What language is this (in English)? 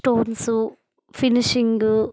Telugu